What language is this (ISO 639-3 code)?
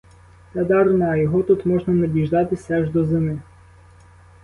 ukr